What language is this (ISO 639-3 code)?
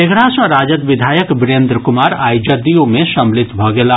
mai